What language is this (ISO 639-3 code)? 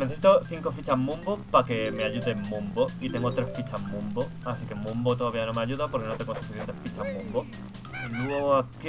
spa